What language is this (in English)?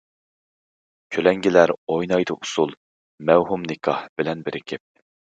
Uyghur